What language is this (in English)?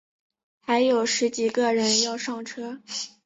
Chinese